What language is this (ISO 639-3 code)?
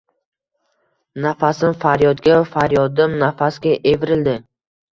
uzb